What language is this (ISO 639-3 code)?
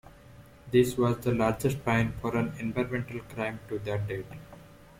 eng